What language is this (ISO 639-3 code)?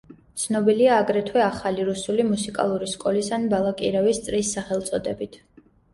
kat